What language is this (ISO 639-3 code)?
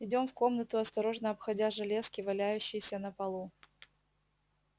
rus